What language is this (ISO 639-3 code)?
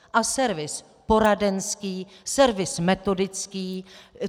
ces